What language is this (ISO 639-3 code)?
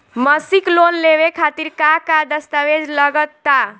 bho